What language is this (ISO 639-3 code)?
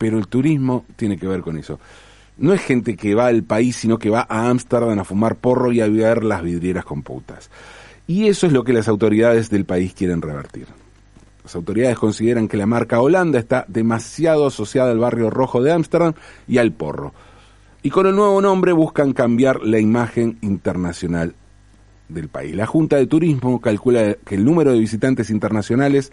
spa